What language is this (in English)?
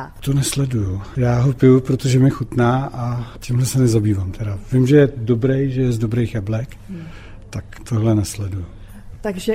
Czech